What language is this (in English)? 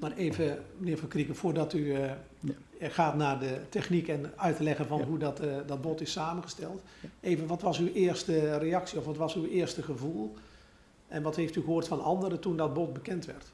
Dutch